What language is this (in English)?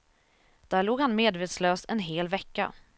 Swedish